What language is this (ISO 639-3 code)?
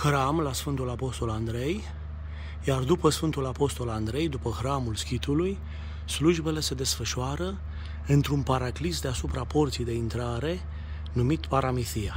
ron